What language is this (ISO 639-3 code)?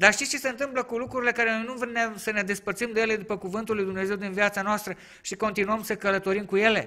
ron